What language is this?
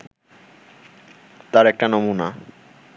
Bangla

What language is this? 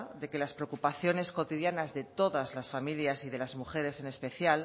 Spanish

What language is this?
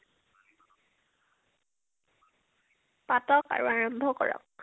Assamese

